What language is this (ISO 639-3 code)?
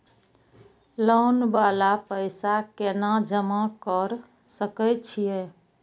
mai